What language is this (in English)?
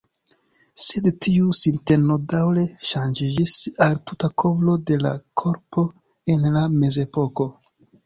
Esperanto